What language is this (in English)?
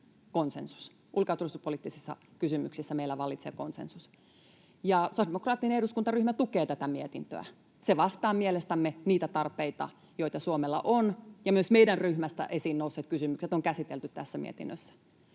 Finnish